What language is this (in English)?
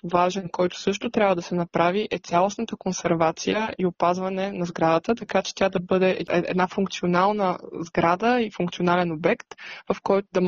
Bulgarian